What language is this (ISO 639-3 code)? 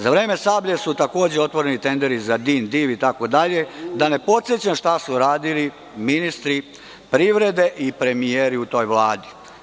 srp